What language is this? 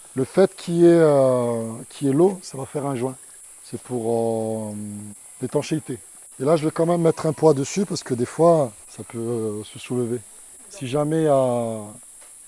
French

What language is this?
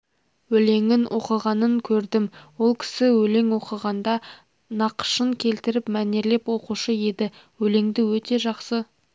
Kazakh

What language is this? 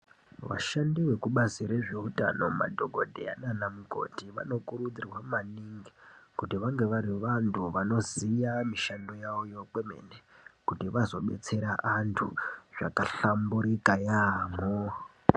Ndau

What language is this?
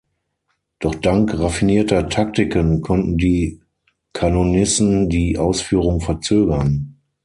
German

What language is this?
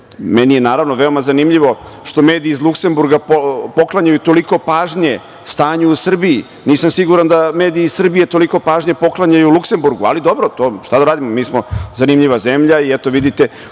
Serbian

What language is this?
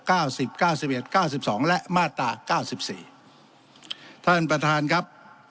Thai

